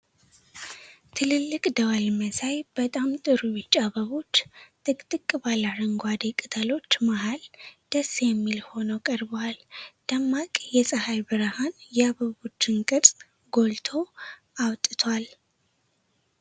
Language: Amharic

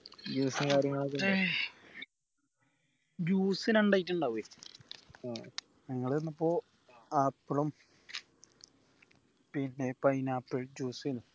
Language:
Malayalam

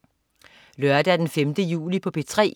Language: Danish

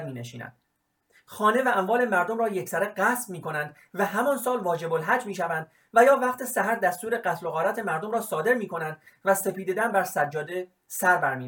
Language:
Persian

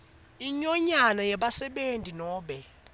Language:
Swati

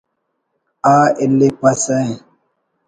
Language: Brahui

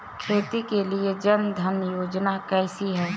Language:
Hindi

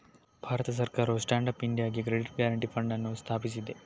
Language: Kannada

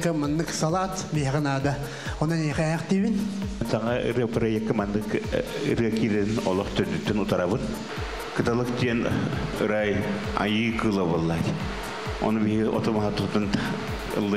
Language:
Lithuanian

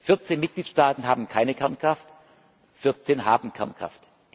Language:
German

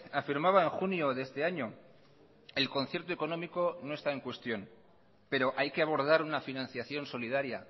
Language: Spanish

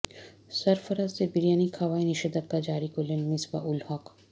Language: Bangla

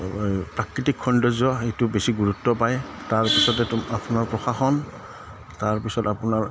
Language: Assamese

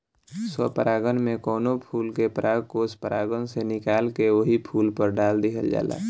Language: Bhojpuri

